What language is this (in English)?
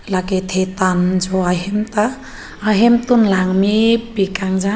Karbi